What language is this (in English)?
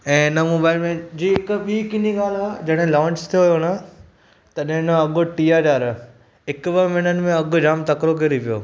Sindhi